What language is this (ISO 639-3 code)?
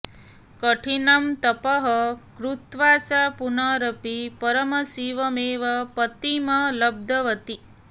san